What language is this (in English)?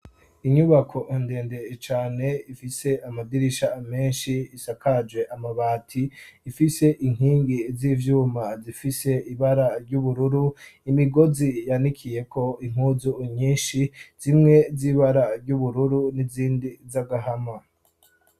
Rundi